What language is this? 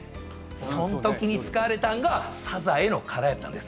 Japanese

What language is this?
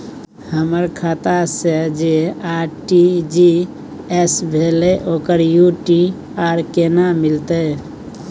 Maithili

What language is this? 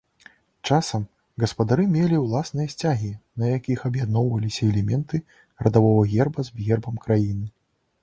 Belarusian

